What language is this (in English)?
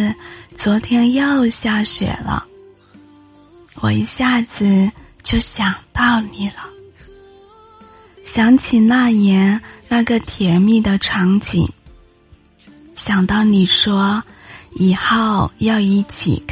Chinese